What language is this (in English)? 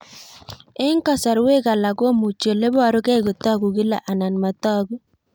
Kalenjin